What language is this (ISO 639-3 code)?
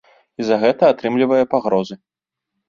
bel